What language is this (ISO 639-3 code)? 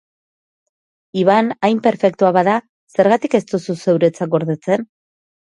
eus